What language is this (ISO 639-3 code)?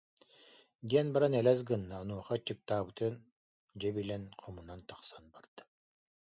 sah